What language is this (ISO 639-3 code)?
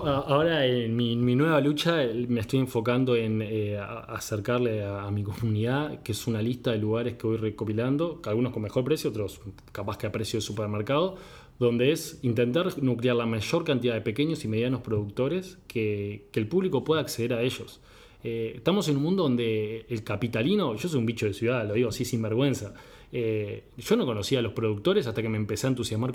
spa